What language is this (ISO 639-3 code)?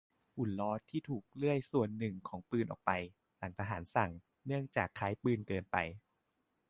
tha